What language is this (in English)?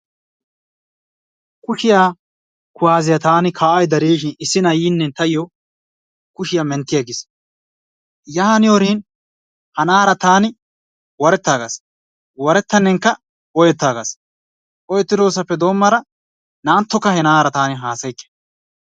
Wolaytta